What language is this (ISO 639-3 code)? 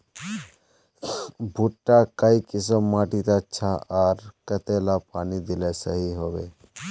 mag